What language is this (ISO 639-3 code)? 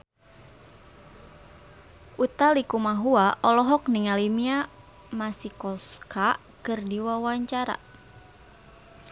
sun